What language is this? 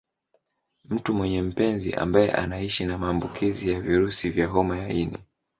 Swahili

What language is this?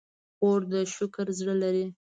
Pashto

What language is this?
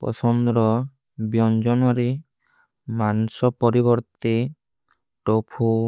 Kui (India)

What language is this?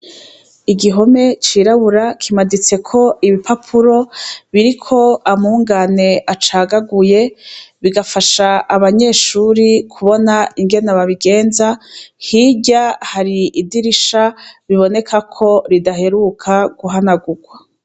Rundi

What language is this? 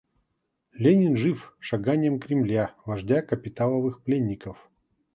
Russian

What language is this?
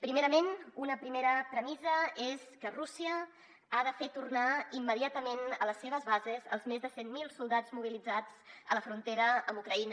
Catalan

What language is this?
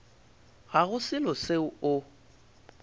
Northern Sotho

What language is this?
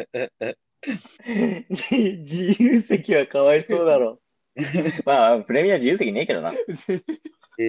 Japanese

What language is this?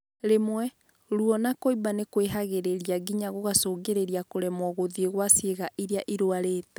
Kikuyu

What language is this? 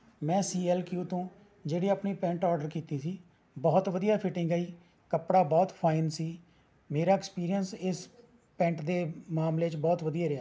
Punjabi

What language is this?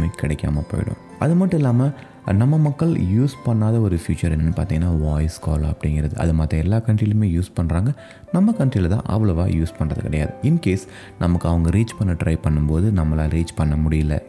Tamil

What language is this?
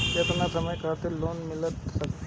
Bhojpuri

